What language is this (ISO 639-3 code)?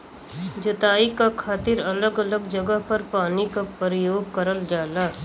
bho